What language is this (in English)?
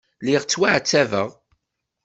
Kabyle